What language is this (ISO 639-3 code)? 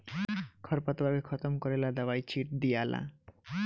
bho